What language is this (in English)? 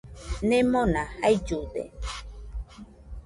Nüpode Huitoto